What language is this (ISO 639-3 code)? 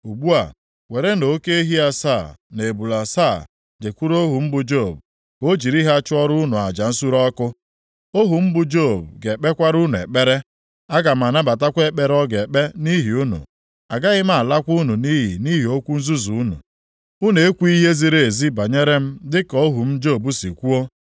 ibo